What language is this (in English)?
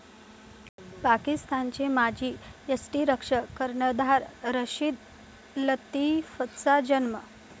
Marathi